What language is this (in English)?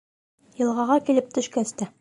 Bashkir